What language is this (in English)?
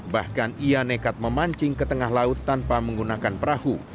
Indonesian